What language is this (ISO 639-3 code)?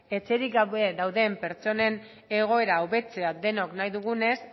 eus